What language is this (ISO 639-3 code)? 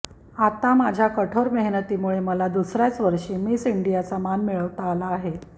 mar